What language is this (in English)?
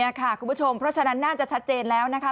Thai